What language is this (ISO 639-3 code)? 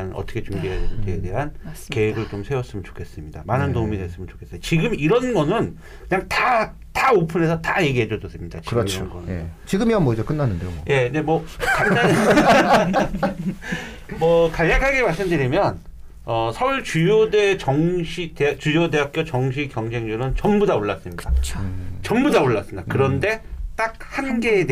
kor